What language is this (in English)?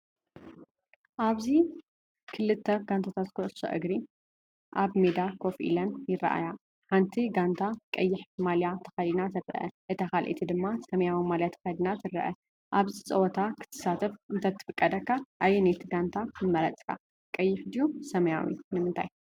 Tigrinya